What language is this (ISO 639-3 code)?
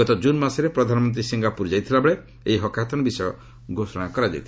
ori